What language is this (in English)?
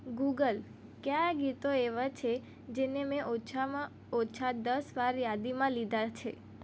Gujarati